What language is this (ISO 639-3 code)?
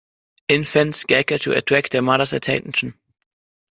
eng